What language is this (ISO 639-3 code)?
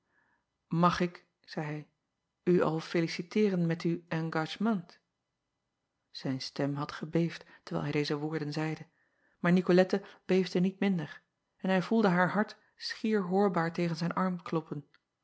nld